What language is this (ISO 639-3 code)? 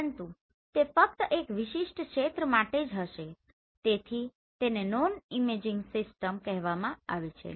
guj